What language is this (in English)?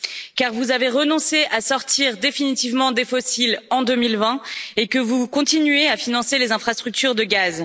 French